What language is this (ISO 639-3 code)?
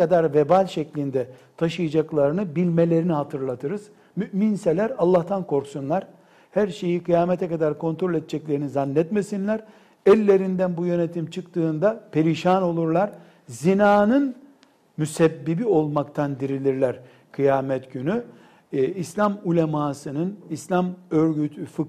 tur